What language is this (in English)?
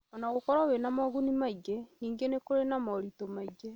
Kikuyu